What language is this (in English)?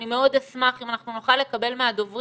Hebrew